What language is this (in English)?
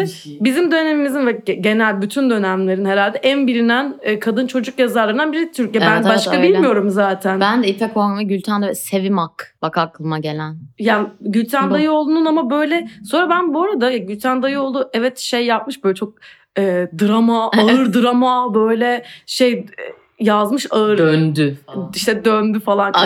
Turkish